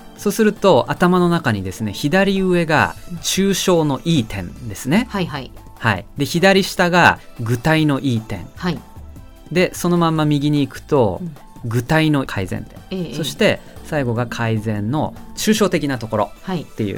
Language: Japanese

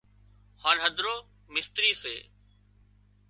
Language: Wadiyara Koli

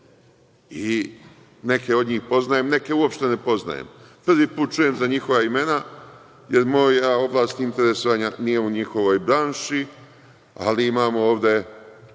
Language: Serbian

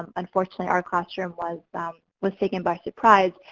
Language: English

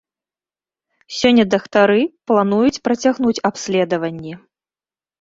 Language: Belarusian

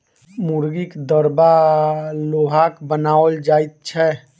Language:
Maithili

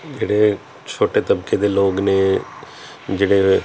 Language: Punjabi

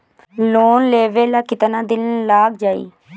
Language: Bhojpuri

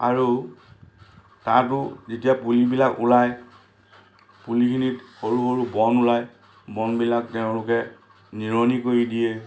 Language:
Assamese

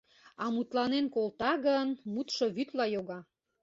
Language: Mari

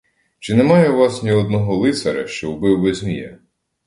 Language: Ukrainian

